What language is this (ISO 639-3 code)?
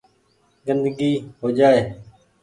gig